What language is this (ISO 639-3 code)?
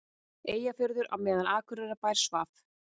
isl